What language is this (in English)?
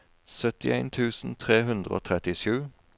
Norwegian